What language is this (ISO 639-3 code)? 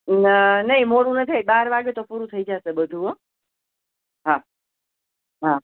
guj